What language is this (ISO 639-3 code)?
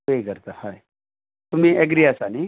kok